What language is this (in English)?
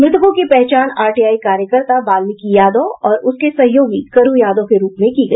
Hindi